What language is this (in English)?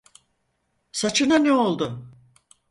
Turkish